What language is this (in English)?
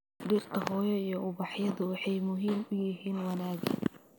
Somali